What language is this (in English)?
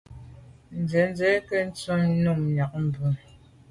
Medumba